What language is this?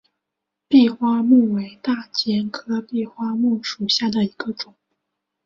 Chinese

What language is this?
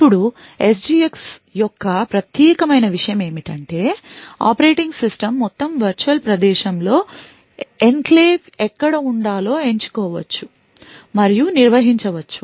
Telugu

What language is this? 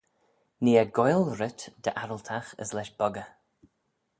Manx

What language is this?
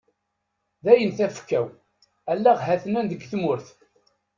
Kabyle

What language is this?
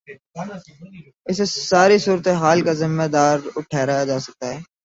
Urdu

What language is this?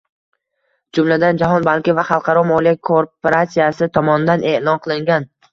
Uzbek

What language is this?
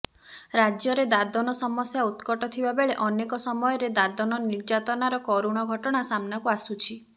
Odia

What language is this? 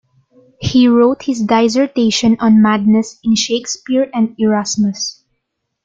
English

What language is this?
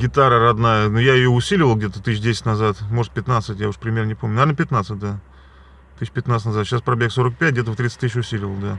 Russian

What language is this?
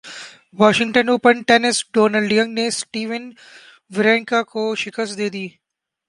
Urdu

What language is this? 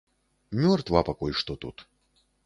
Belarusian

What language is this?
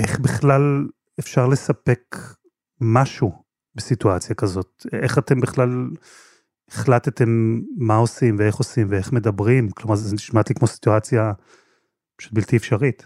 Hebrew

